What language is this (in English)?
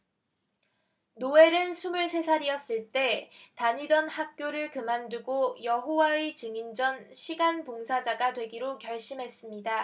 Korean